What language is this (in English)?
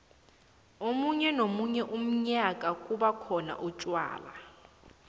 South Ndebele